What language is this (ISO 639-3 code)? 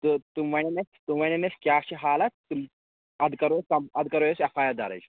kas